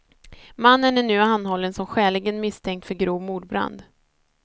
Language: Swedish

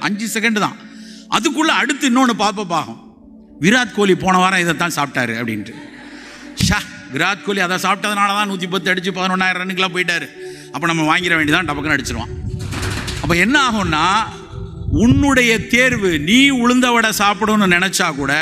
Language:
Tamil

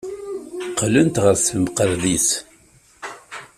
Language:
Kabyle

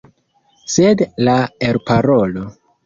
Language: Esperanto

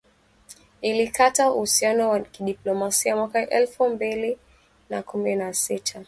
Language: Swahili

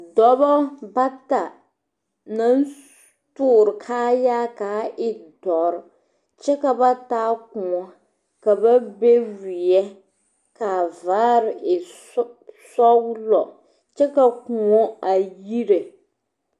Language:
Southern Dagaare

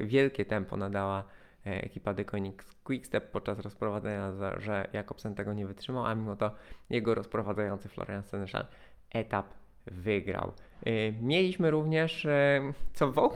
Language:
Polish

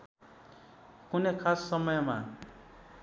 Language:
Nepali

